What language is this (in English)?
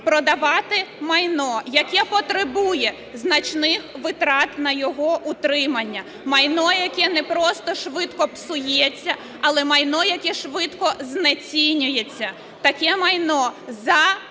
Ukrainian